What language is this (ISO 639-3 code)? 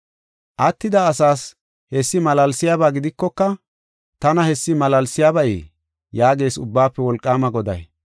gof